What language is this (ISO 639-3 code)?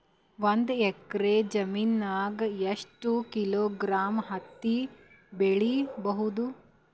kan